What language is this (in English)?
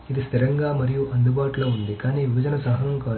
Telugu